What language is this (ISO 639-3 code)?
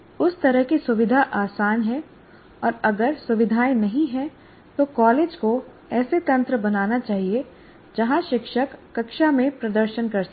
hin